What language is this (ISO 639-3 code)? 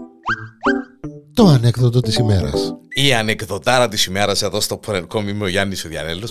ell